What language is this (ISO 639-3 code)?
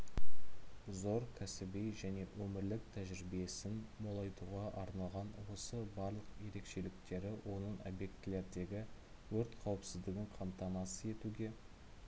kaz